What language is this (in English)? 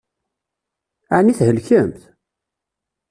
Kabyle